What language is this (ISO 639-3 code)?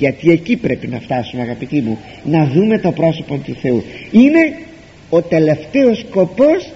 ell